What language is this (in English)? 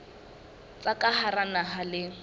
Southern Sotho